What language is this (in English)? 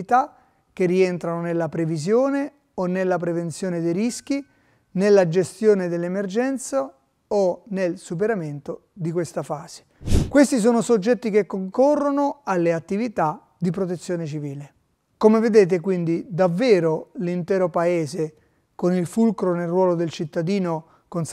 Italian